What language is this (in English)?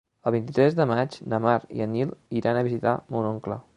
Catalan